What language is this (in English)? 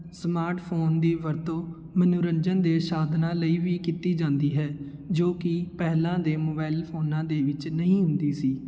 Punjabi